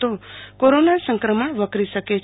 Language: Gujarati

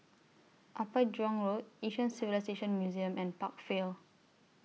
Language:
English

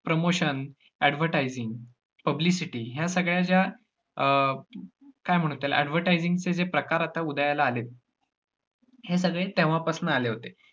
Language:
Marathi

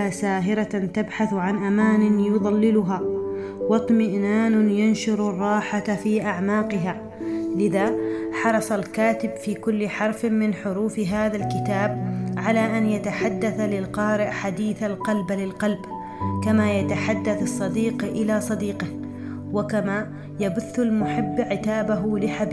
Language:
Arabic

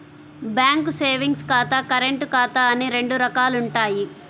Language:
Telugu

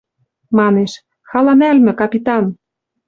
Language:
Western Mari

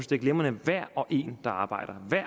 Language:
Danish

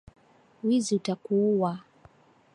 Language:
Swahili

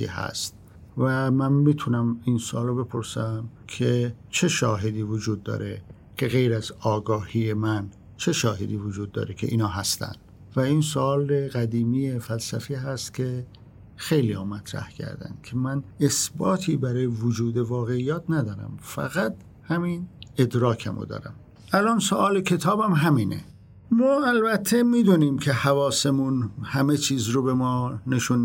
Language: Persian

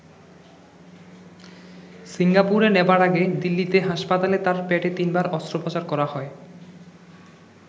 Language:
Bangla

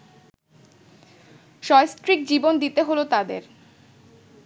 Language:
Bangla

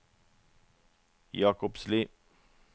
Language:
Norwegian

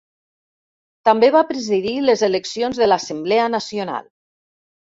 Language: Catalan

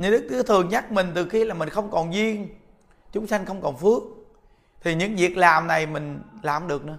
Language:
Vietnamese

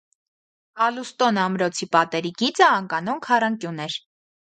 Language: Armenian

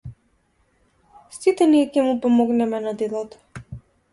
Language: Macedonian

